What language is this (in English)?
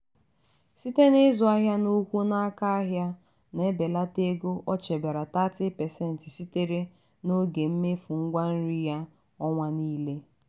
Igbo